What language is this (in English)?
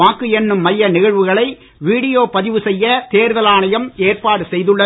Tamil